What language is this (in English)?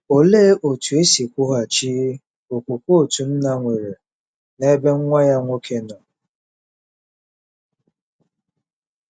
Igbo